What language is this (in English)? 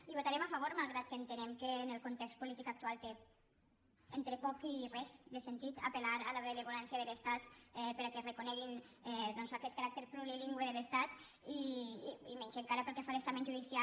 Catalan